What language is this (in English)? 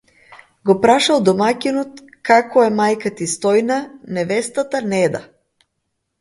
Macedonian